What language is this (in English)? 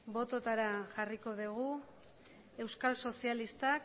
Basque